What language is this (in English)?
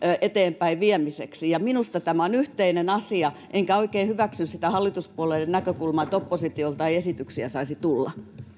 Finnish